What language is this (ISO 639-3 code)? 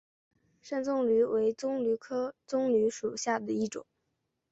zho